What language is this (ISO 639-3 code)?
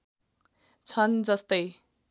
nep